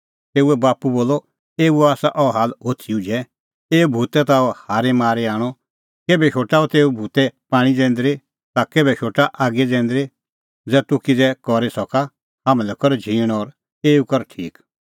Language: Kullu Pahari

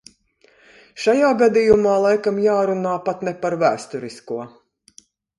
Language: Latvian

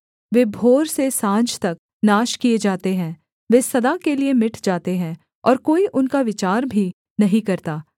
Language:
Hindi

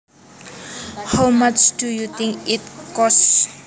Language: Javanese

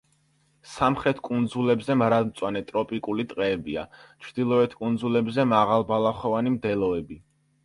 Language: Georgian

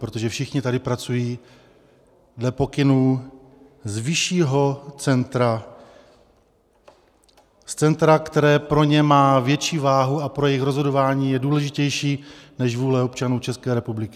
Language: Czech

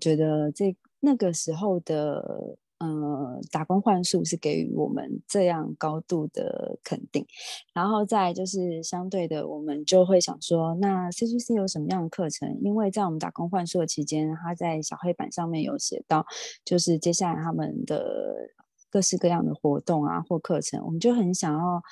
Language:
Chinese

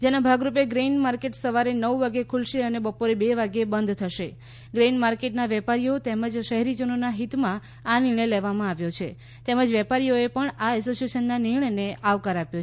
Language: Gujarati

